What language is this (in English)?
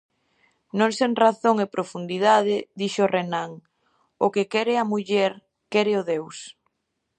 Galician